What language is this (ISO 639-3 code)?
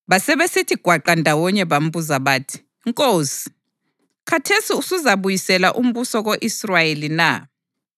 nde